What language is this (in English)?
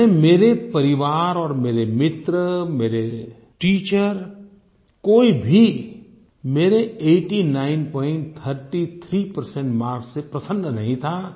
Hindi